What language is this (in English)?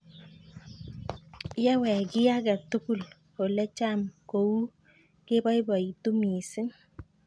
Kalenjin